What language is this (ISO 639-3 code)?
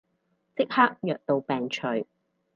yue